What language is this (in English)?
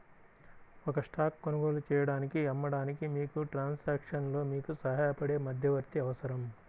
Telugu